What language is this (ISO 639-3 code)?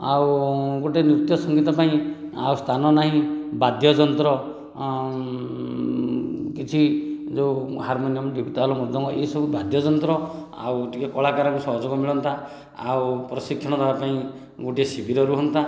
ori